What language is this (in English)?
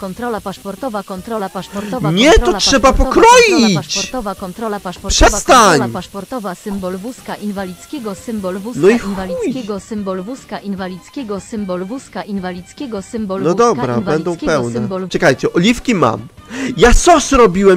Polish